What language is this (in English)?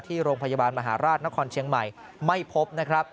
Thai